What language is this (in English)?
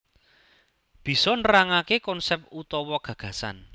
Javanese